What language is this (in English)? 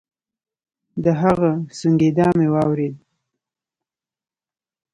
Pashto